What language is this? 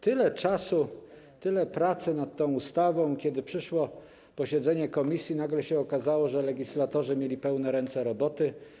Polish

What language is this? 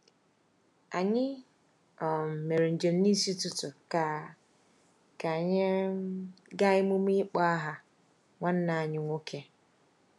Igbo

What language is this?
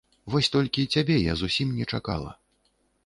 Belarusian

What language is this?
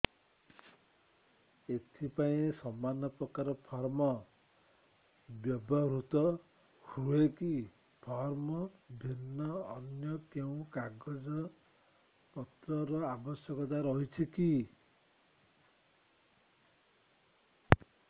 Odia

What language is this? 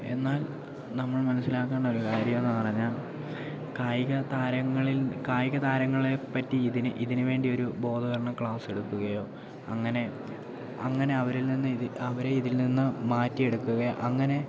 Malayalam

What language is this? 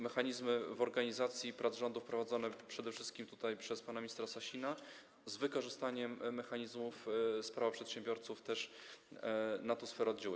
Polish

